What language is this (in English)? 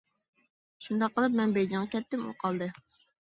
Uyghur